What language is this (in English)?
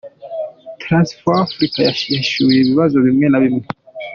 Kinyarwanda